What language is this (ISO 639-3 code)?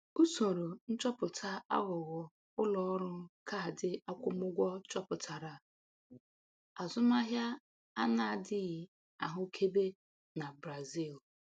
ibo